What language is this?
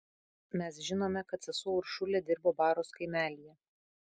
Lithuanian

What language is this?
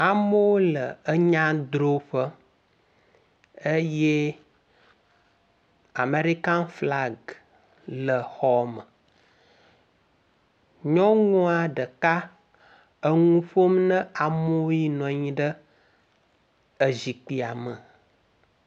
Ewe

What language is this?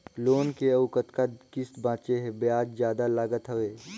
Chhattisgarhi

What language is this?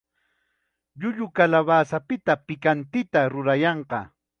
Chiquián Ancash Quechua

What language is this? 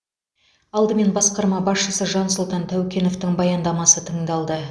Kazakh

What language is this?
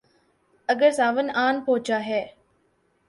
Urdu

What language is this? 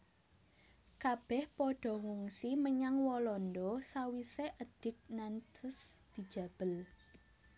Javanese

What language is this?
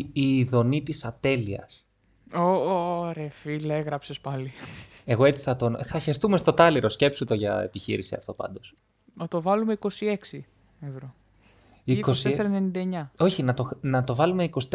Greek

